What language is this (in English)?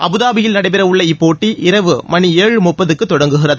Tamil